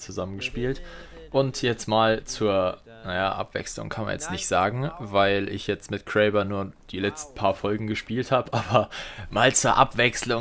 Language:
German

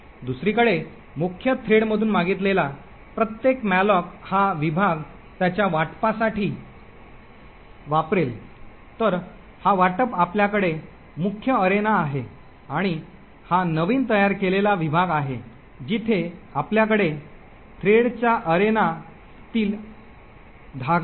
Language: Marathi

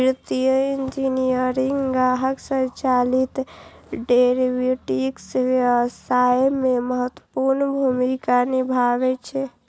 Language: Maithili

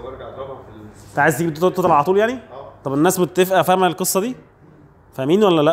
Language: Arabic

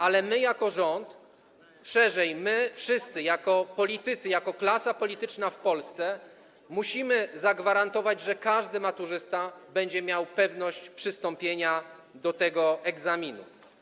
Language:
Polish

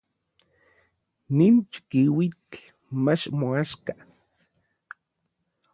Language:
Orizaba Nahuatl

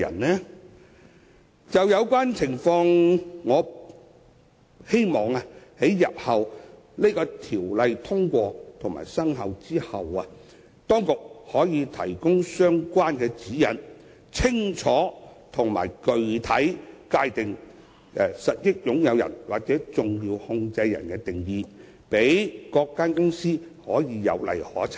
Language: Cantonese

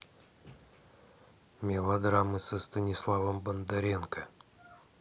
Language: Russian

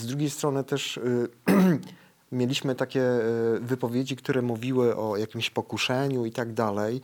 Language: Polish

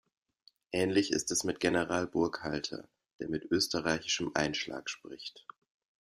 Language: German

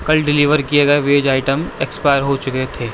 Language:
Urdu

